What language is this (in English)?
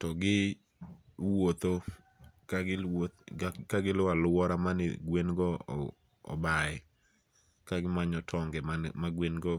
Luo (Kenya and Tanzania)